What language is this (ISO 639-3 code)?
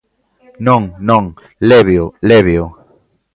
glg